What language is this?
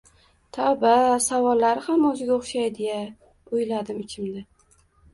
Uzbek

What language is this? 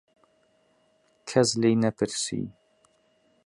Central Kurdish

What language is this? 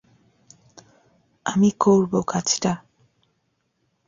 Bangla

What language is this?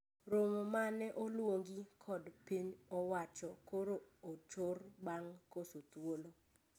Luo (Kenya and Tanzania)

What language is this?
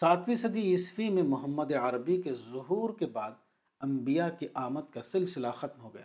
Urdu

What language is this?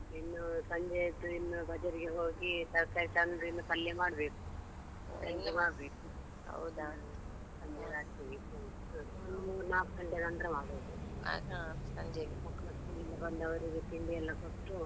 Kannada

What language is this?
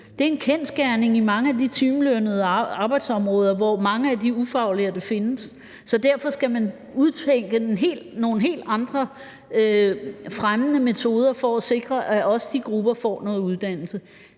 Danish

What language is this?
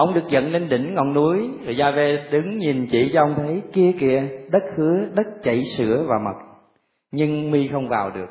Vietnamese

